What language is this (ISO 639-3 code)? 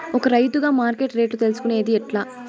tel